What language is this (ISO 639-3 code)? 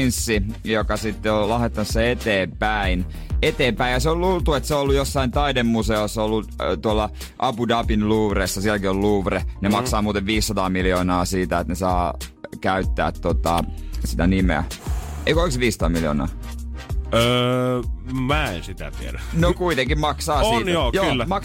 fin